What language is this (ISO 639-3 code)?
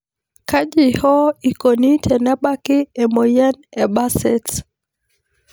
mas